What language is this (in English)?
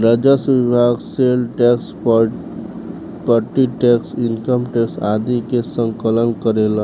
Bhojpuri